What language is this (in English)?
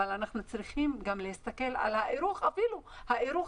Hebrew